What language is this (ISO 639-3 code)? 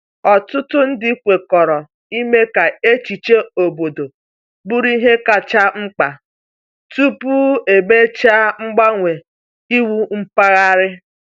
ibo